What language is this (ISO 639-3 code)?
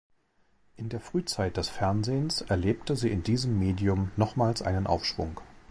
deu